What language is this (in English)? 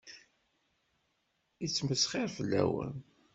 Kabyle